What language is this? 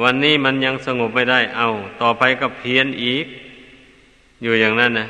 Thai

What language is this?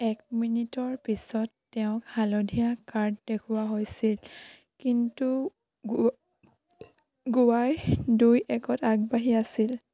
Assamese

